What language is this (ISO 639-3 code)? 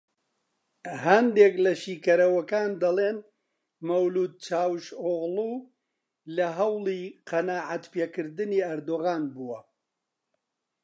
ckb